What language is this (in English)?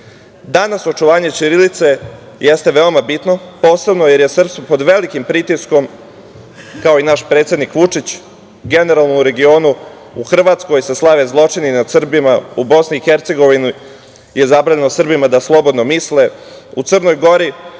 Serbian